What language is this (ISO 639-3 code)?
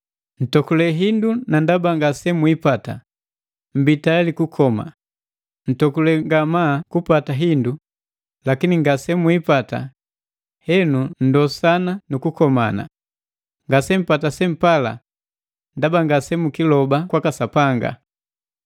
mgv